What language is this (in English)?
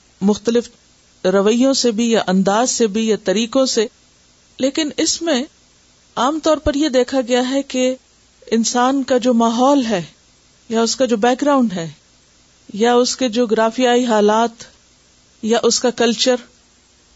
Urdu